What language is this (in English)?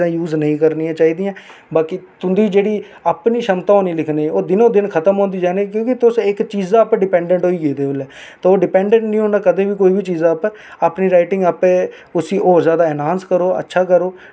Dogri